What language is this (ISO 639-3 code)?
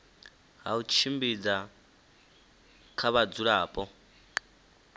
ven